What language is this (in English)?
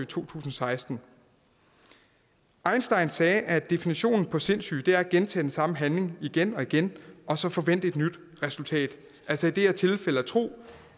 Danish